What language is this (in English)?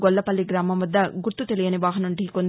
Telugu